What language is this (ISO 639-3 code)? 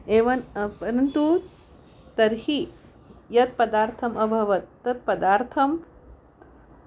san